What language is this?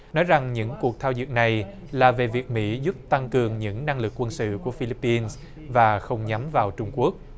Vietnamese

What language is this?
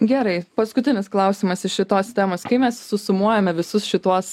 Lithuanian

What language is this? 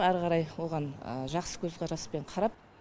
Kazakh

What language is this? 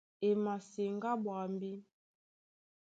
Duala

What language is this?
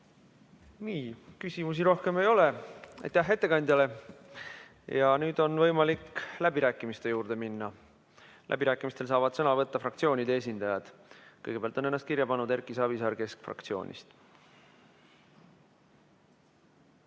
Estonian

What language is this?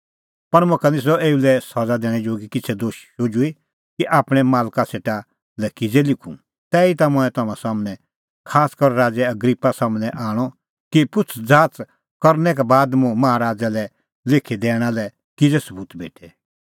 Kullu Pahari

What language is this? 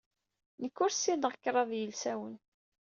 Kabyle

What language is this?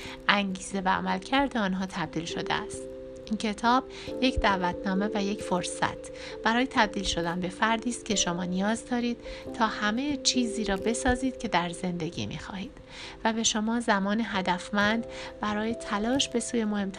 Persian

